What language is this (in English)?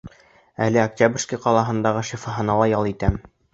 Bashkir